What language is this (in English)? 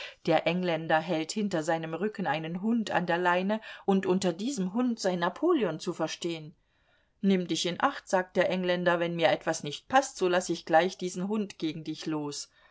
German